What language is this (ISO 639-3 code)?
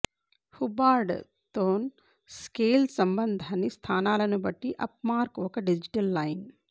tel